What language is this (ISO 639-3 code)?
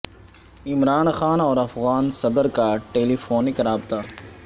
urd